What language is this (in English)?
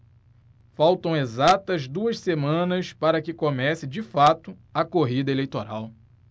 Portuguese